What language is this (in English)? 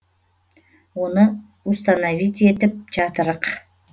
Kazakh